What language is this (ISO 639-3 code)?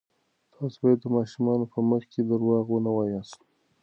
pus